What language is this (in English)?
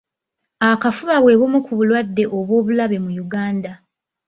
Ganda